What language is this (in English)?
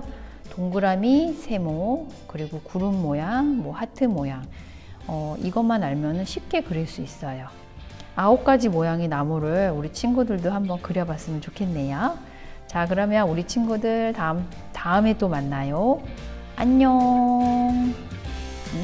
Korean